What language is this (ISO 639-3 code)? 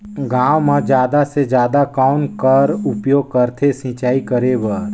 hne